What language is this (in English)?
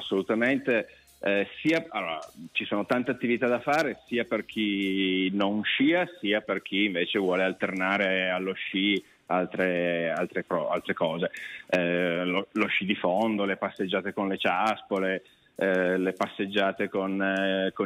Italian